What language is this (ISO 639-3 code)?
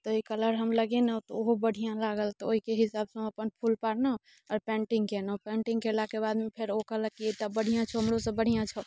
mai